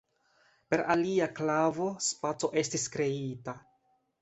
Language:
Esperanto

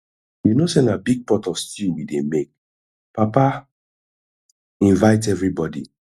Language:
Nigerian Pidgin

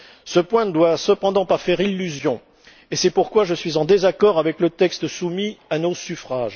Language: French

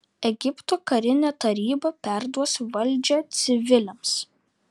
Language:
Lithuanian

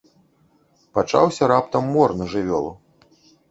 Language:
Belarusian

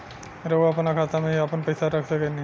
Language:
Bhojpuri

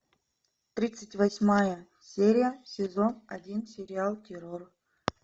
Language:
Russian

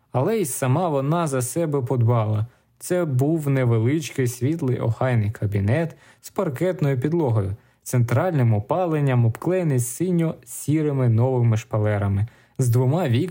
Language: Ukrainian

